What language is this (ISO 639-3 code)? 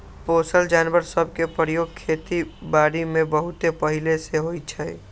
mag